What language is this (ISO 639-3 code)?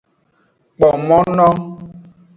ajg